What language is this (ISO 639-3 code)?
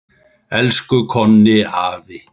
isl